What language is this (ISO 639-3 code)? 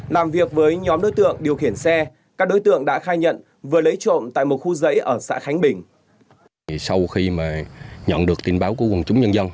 vie